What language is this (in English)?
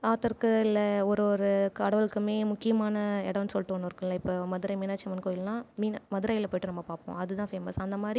Tamil